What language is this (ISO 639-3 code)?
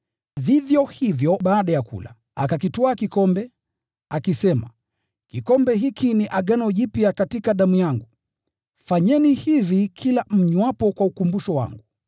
swa